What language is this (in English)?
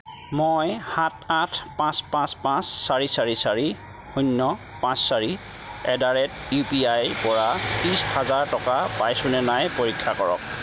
Assamese